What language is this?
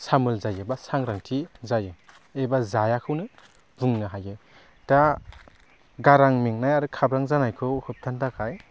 Bodo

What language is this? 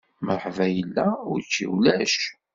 Kabyle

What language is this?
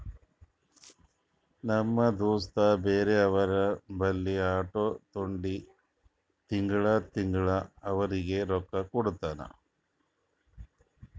Kannada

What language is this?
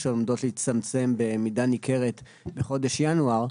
Hebrew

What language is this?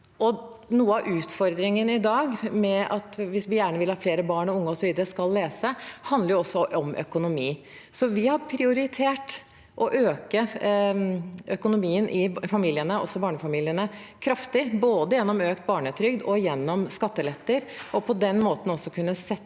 Norwegian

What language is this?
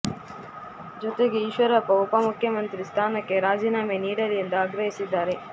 Kannada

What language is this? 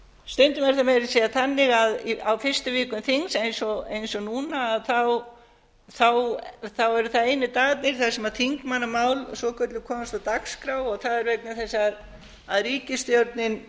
Icelandic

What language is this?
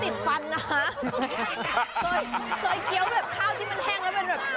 Thai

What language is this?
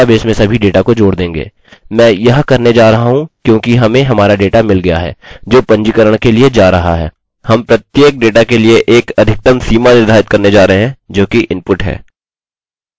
Hindi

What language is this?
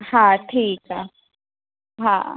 Sindhi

